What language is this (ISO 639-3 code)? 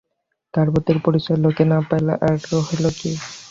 ben